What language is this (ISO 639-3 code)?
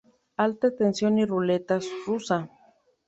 spa